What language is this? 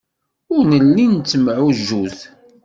Kabyle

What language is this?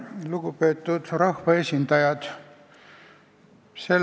Estonian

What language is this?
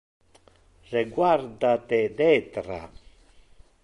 Interlingua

